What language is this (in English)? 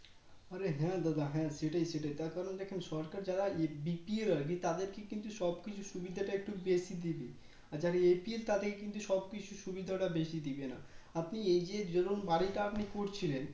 Bangla